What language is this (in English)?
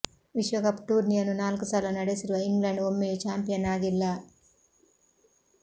Kannada